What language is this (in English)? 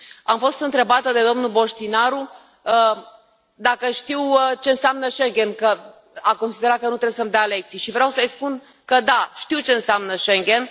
Romanian